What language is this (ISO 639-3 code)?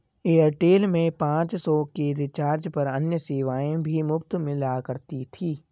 hin